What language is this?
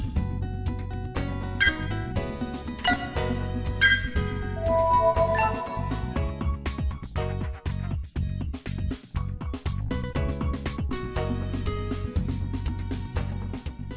Vietnamese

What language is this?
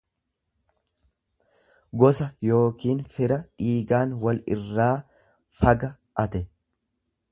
Oromo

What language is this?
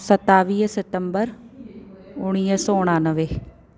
Sindhi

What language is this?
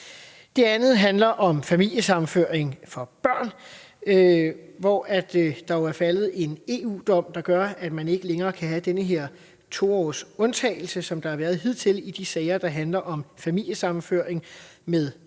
Danish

